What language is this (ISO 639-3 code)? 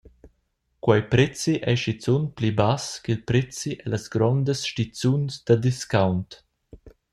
roh